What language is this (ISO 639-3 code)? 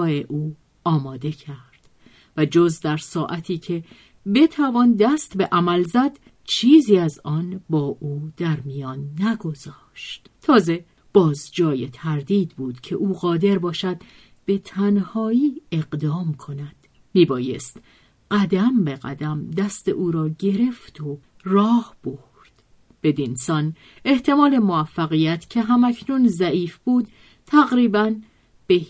fas